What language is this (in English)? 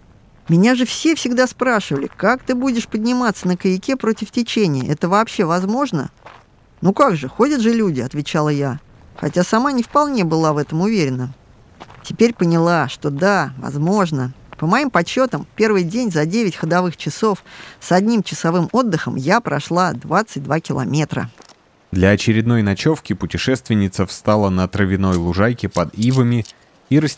Russian